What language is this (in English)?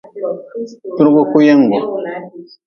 Nawdm